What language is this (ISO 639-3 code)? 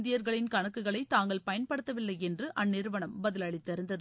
tam